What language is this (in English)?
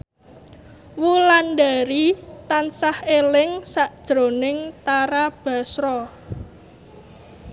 Javanese